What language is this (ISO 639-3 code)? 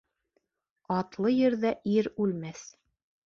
bak